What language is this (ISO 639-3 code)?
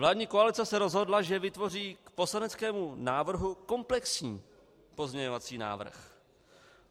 ces